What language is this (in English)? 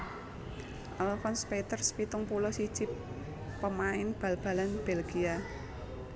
Javanese